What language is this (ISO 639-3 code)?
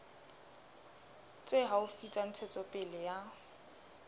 sot